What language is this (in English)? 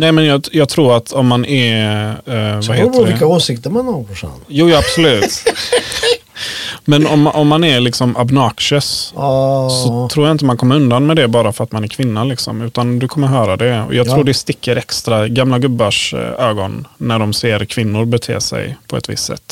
Swedish